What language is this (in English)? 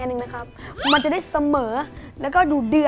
Thai